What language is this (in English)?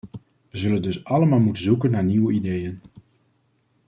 Dutch